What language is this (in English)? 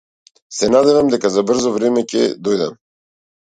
Macedonian